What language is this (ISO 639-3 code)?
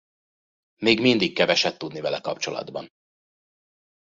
hun